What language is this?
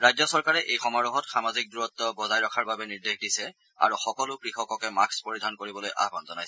Assamese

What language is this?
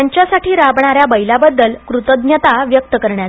Marathi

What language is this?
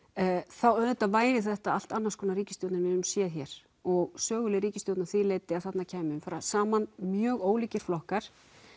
Icelandic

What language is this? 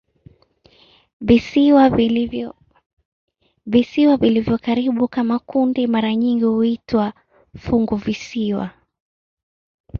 Swahili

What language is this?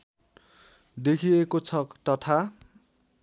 Nepali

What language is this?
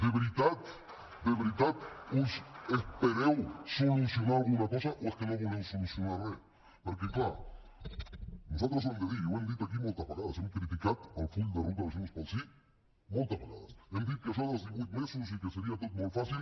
Catalan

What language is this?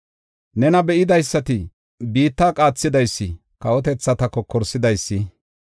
Gofa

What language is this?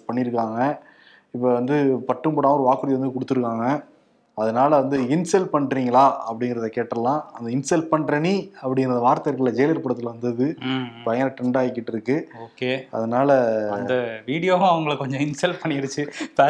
Tamil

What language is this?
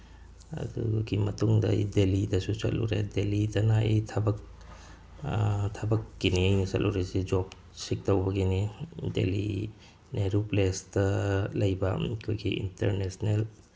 Manipuri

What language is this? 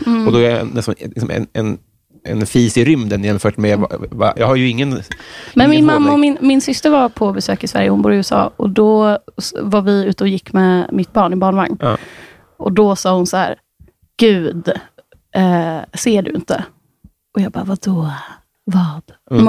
Swedish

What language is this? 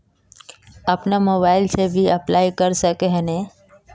Magahi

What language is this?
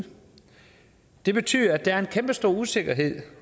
Danish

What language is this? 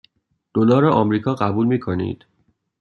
Persian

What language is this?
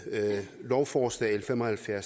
Danish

